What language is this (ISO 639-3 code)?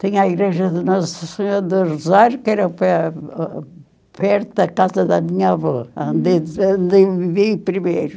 por